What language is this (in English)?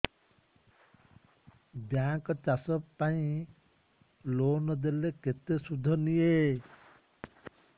Odia